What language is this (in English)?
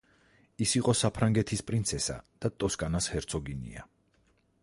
Georgian